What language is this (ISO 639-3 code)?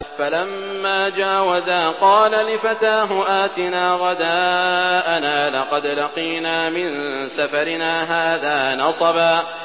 ara